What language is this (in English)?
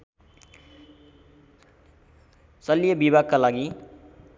Nepali